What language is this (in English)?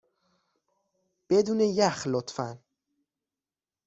Persian